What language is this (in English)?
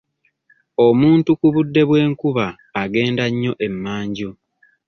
Ganda